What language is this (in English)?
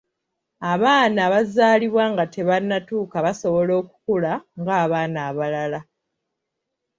Ganda